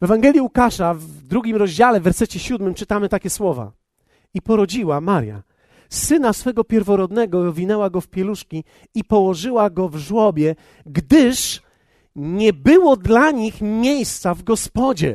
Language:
Polish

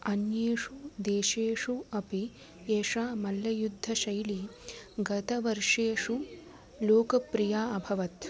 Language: Sanskrit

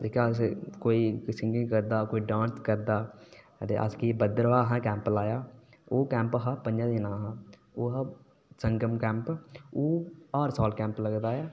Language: Dogri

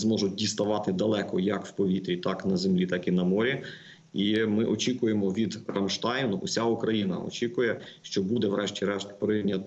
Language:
Ukrainian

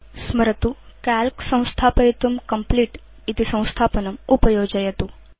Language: Sanskrit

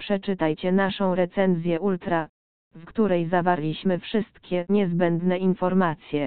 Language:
Polish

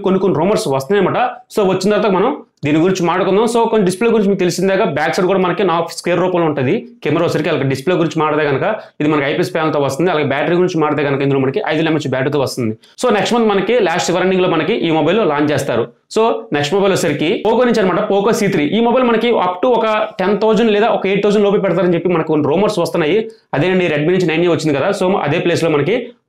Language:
Hindi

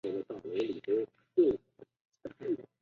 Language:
Chinese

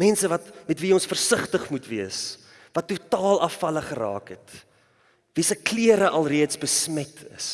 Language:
Dutch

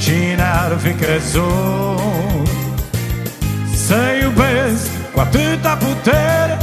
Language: Romanian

